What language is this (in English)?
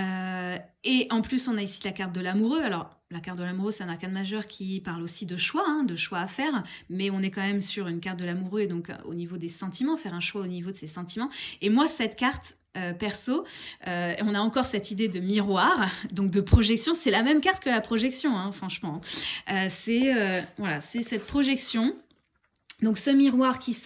French